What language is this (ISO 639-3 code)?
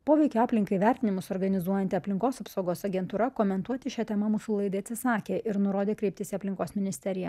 lit